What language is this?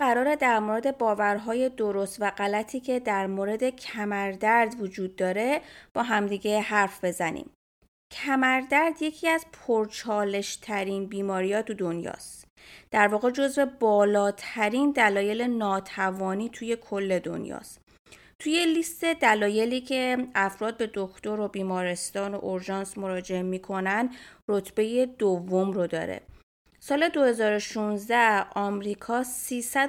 Persian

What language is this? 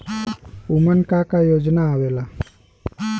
Bhojpuri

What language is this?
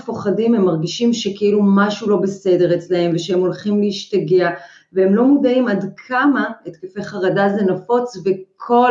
Hebrew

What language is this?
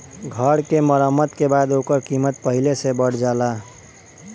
Bhojpuri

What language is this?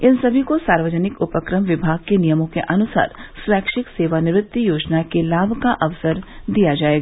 Hindi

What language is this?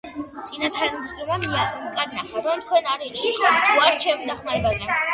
Georgian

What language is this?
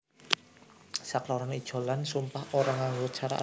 Javanese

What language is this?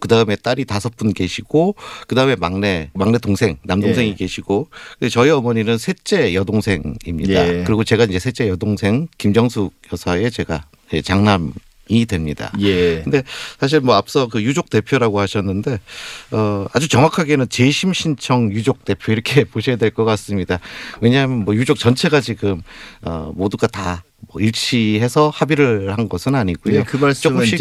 Korean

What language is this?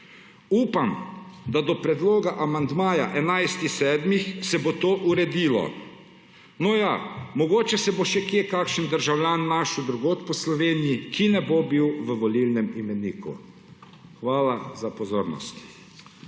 Slovenian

